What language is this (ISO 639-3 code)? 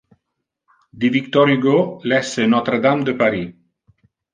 ita